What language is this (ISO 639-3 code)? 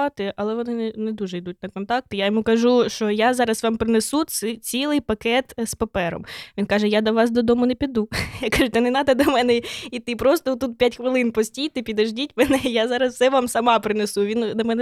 ukr